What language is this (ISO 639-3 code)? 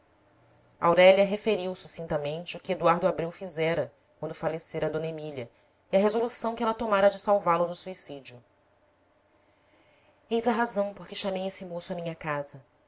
por